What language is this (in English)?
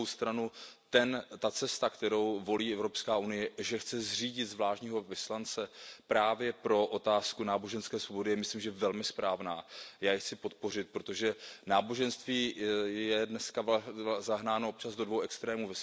Czech